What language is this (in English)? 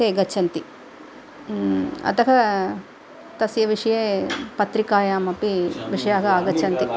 Sanskrit